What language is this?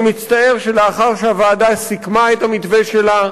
Hebrew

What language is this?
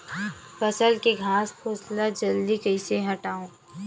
Chhattisgarhi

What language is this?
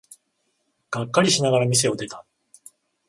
Japanese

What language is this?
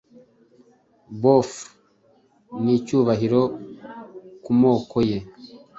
Kinyarwanda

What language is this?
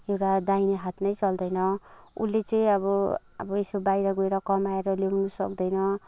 Nepali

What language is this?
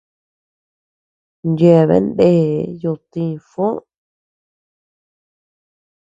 Tepeuxila Cuicatec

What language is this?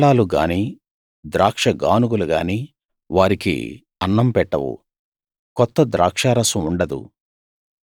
Telugu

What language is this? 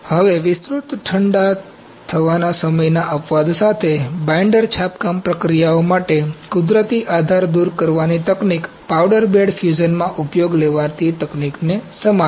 Gujarati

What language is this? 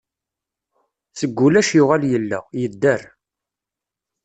Kabyle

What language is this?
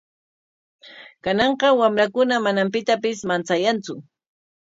Corongo Ancash Quechua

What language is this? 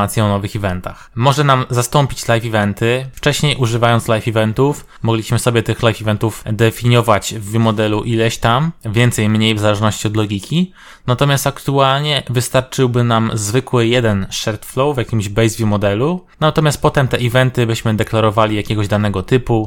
Polish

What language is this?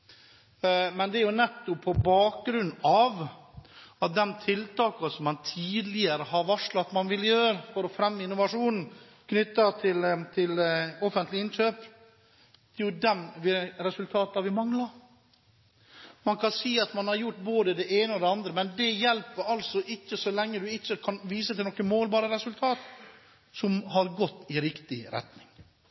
Norwegian Bokmål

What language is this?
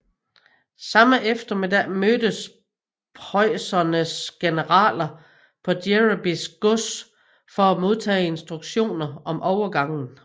Danish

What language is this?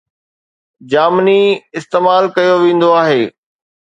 Sindhi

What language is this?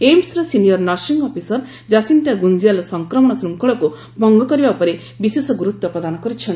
Odia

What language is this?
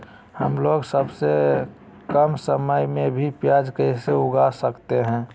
Magahi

